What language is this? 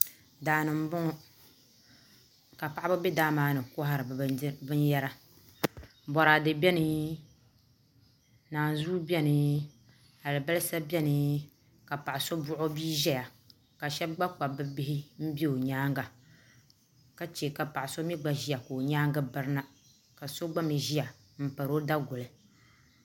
Dagbani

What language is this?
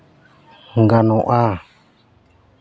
Santali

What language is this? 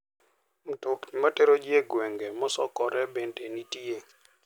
Luo (Kenya and Tanzania)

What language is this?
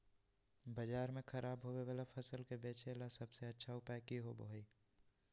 Magahi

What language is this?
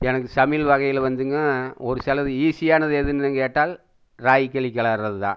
Tamil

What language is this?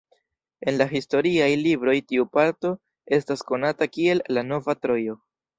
Esperanto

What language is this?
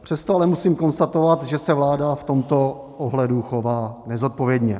Czech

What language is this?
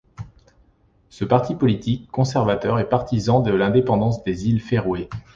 French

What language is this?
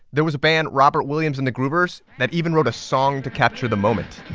English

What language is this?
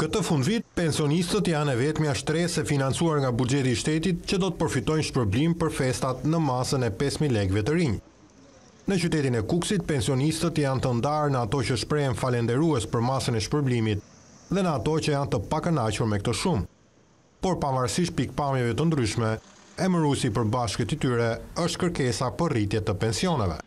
Romanian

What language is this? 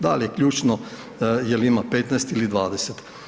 Croatian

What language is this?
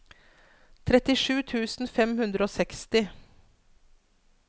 Norwegian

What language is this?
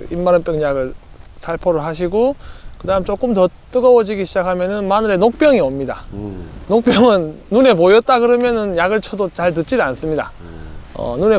Korean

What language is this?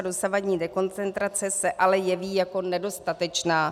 Czech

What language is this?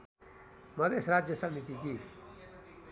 Nepali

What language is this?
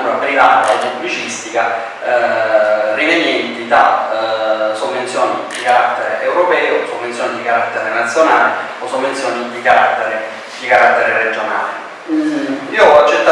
Italian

